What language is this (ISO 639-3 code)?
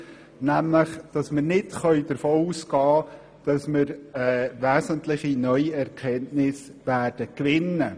gsw